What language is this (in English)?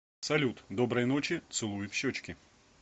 Russian